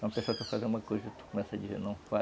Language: Portuguese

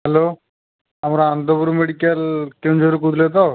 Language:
Odia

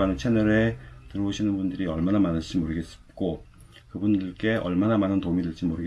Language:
Korean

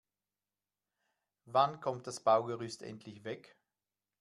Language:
German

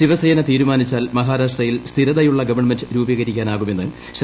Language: Malayalam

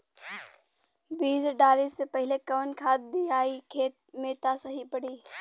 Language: Bhojpuri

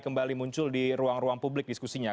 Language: Indonesian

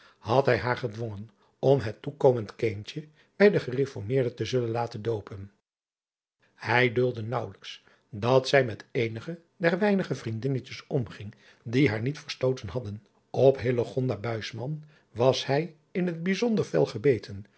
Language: Dutch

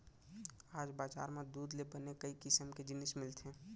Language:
Chhattisgarhi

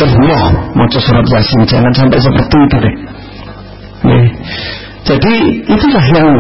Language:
Indonesian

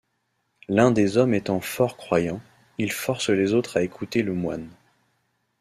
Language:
French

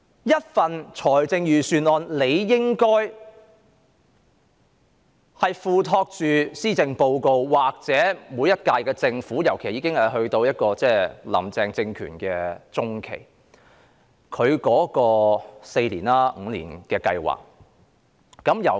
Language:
Cantonese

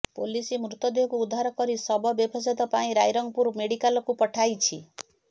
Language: Odia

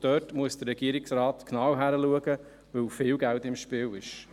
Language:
Swiss German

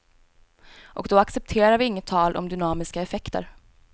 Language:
Swedish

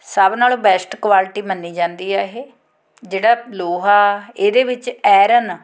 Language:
Punjabi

